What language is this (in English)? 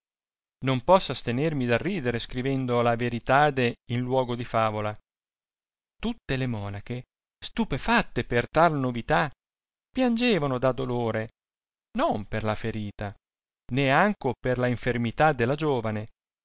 Italian